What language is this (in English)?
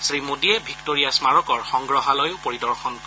Assamese